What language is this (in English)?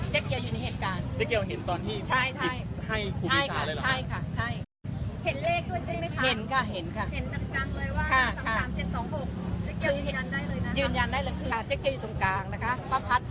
Thai